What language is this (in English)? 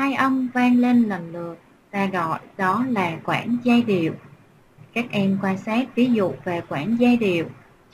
Vietnamese